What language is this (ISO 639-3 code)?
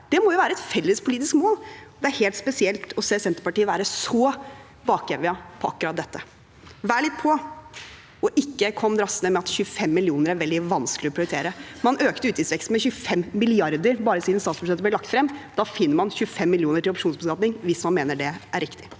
nor